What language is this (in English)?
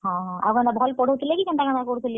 Odia